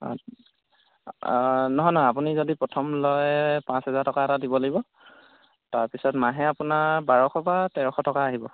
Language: Assamese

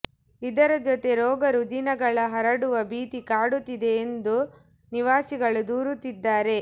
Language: Kannada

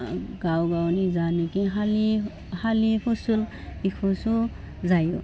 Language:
Bodo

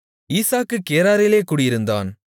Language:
Tamil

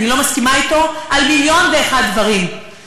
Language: Hebrew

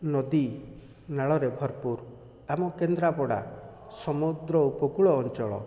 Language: Odia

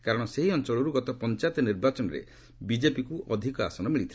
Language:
Odia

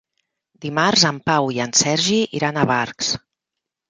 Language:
Catalan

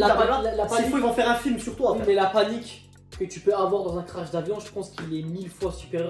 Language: French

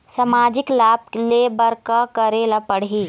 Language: Chhattisgarhi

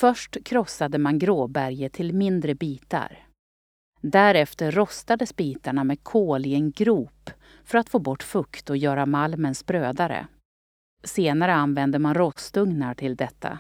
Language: Swedish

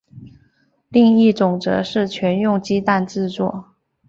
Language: Chinese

